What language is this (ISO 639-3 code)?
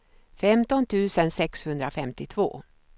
swe